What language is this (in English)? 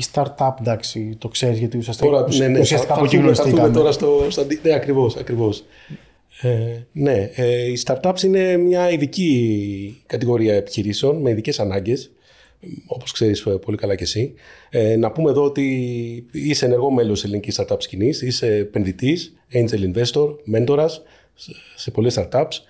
Greek